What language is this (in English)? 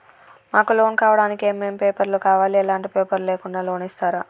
Telugu